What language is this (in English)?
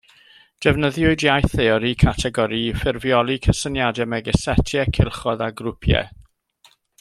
Welsh